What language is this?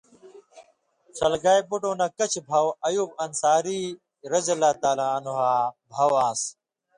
Indus Kohistani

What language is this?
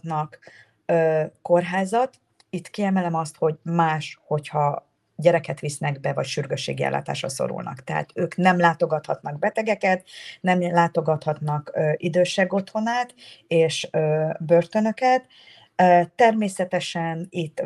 Hungarian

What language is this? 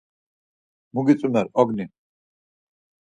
Laz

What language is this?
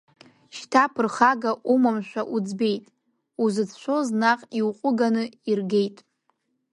Abkhazian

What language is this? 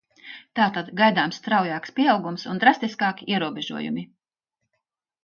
Latvian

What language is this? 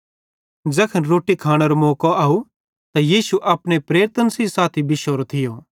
Bhadrawahi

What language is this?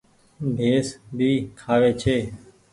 Goaria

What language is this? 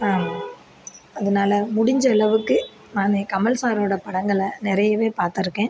Tamil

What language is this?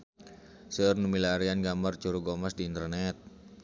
Sundanese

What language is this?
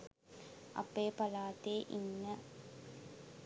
Sinhala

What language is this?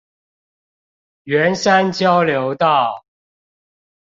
Chinese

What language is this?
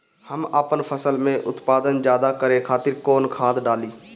Bhojpuri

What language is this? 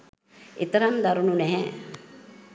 Sinhala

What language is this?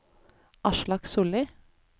Norwegian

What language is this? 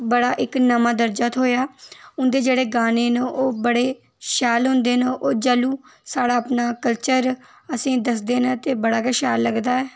Dogri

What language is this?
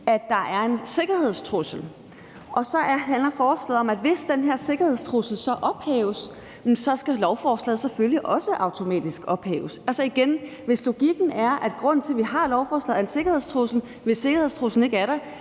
Danish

